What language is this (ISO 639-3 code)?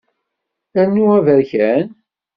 kab